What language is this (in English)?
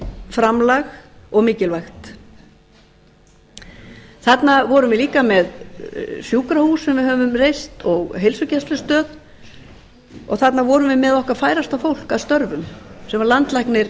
Icelandic